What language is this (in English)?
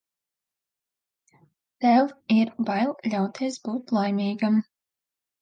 Latvian